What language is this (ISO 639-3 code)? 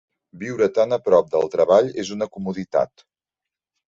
cat